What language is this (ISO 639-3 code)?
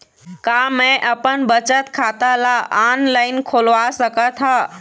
hne